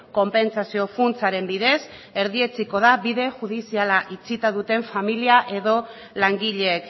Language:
Basque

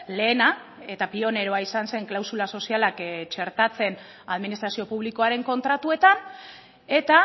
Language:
Basque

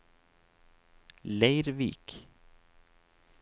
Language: Norwegian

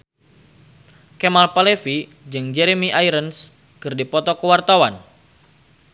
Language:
Sundanese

